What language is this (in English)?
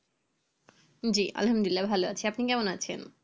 Bangla